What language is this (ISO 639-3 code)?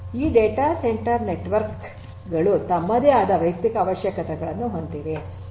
kan